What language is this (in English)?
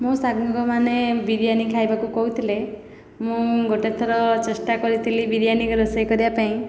Odia